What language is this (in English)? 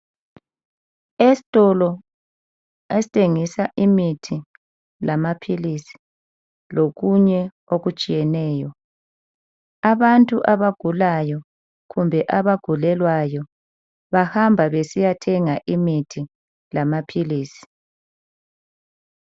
North Ndebele